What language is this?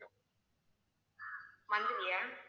Tamil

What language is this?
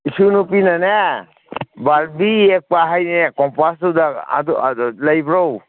Manipuri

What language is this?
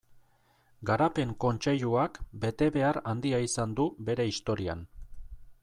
Basque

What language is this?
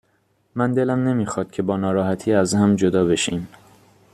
Persian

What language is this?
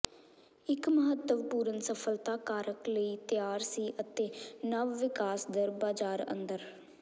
Punjabi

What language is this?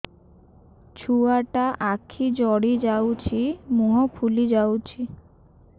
Odia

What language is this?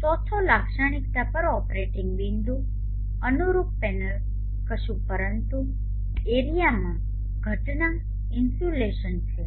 Gujarati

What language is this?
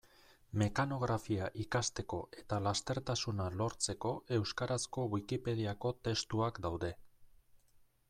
Basque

